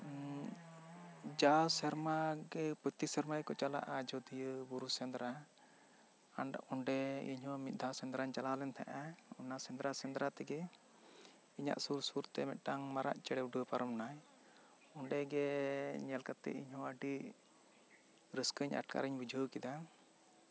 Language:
Santali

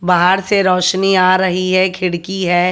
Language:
Hindi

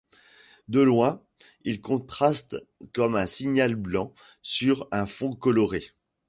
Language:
French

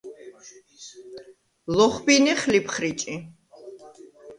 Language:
Svan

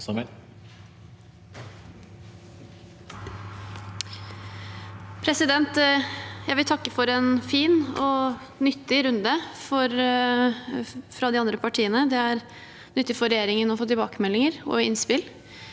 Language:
Norwegian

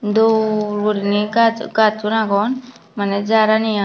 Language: Chakma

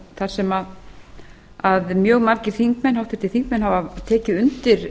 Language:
Icelandic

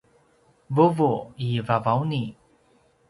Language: Paiwan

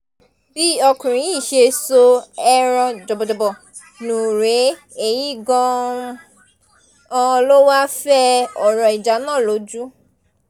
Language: Yoruba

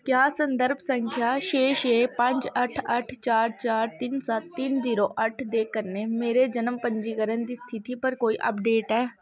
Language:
Dogri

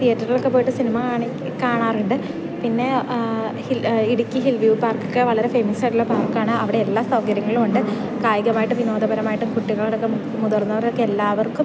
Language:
Malayalam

